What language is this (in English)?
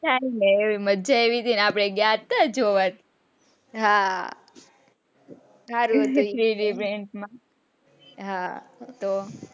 Gujarati